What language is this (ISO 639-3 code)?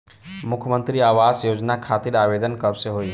bho